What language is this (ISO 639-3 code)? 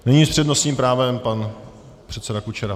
ces